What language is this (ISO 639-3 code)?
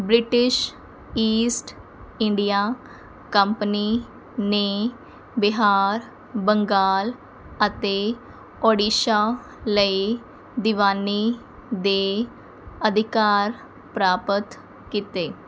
pan